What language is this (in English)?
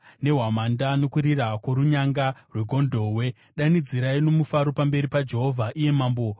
Shona